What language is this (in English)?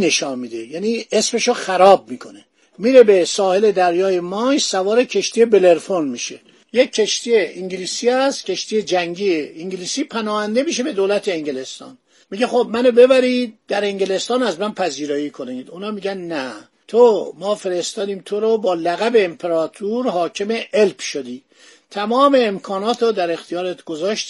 Persian